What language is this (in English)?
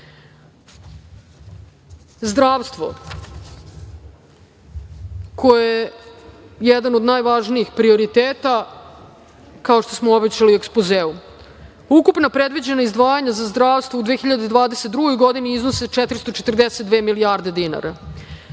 Serbian